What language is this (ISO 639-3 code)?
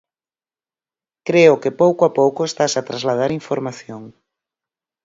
glg